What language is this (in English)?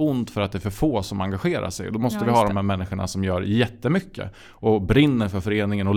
Swedish